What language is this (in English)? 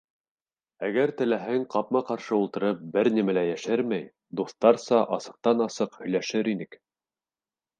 Bashkir